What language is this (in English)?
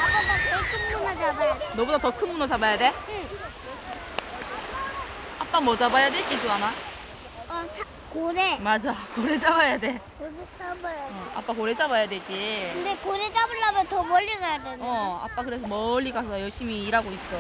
Korean